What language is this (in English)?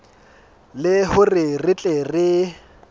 Southern Sotho